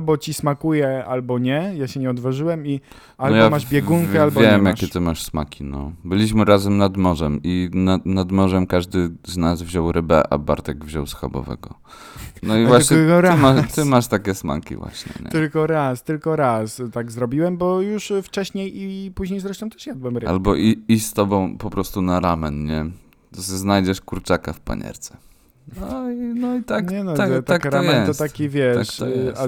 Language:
Polish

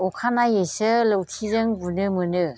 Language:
Bodo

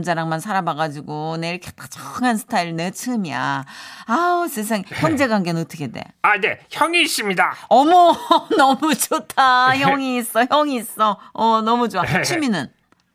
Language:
Korean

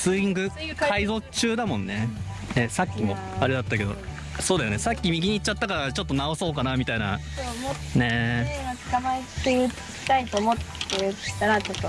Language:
Japanese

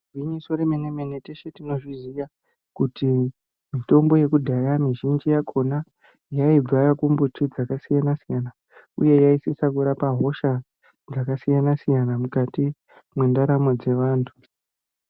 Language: Ndau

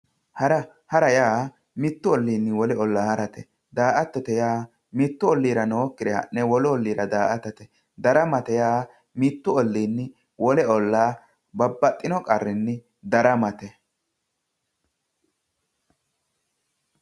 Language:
Sidamo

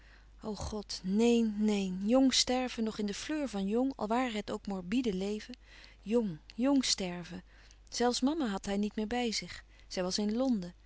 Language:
Dutch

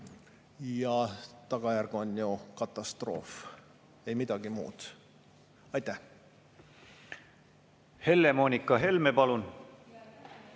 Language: Estonian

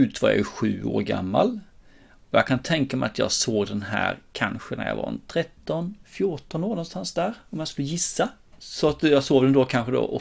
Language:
Swedish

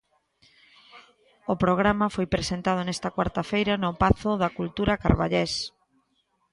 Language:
Galician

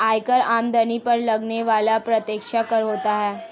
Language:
Hindi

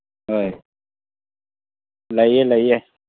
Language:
Manipuri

